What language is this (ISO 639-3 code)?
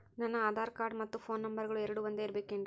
kan